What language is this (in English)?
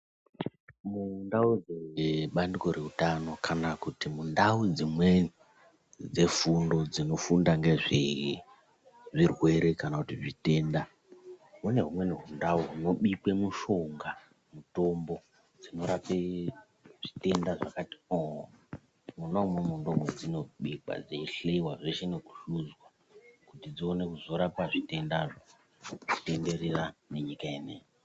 Ndau